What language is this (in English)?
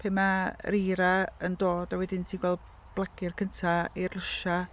Welsh